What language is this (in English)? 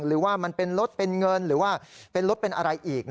Thai